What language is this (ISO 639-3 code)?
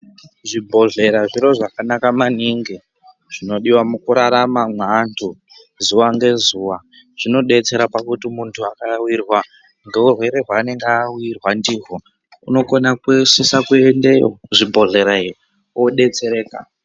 ndc